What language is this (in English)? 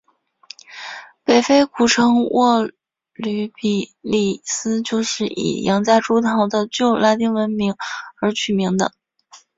Chinese